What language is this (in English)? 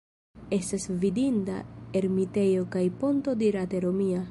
Esperanto